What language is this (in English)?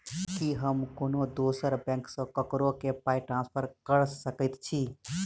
Maithili